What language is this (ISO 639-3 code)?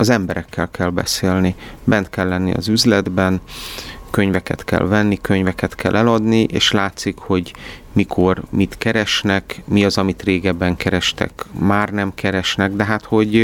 hun